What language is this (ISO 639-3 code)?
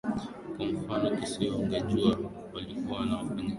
swa